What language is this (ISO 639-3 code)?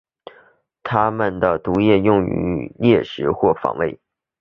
zho